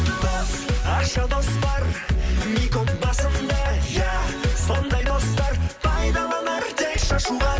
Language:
Kazakh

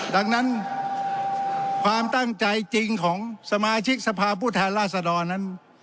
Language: Thai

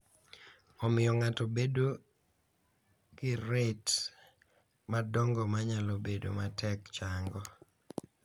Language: Luo (Kenya and Tanzania)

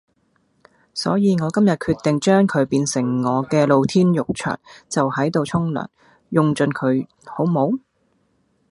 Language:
Cantonese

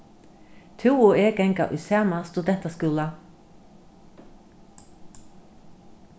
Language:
Faroese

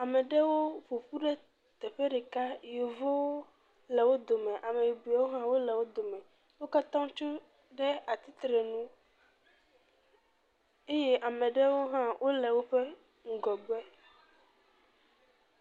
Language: Ewe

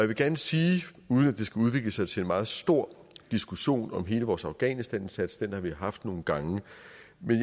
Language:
Danish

